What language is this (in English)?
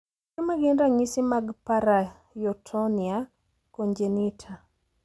Luo (Kenya and Tanzania)